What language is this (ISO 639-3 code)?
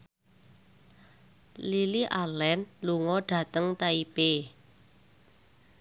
jav